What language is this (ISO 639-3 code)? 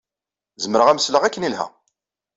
kab